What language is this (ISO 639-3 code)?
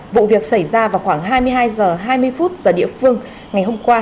vie